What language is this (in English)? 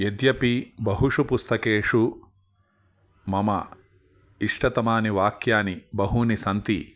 Sanskrit